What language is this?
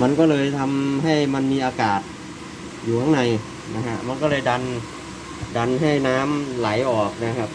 Thai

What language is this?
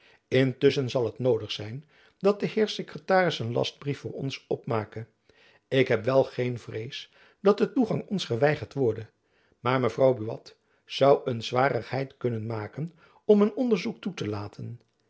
Dutch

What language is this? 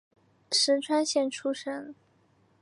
Chinese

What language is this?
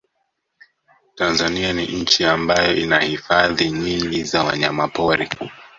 Swahili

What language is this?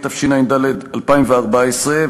Hebrew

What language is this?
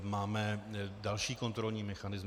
Czech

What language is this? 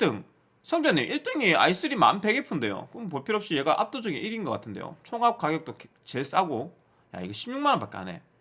Korean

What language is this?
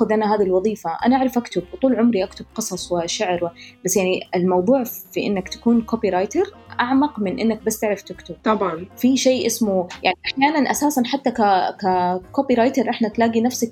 Arabic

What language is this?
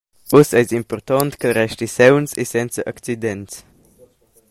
Romansh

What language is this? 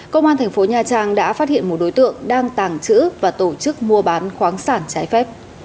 Vietnamese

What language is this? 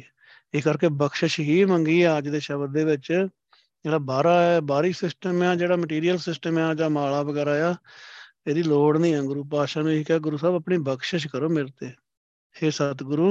Punjabi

